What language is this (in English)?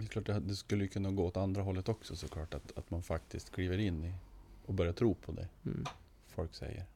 Swedish